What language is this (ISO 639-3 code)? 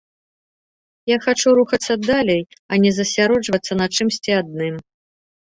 bel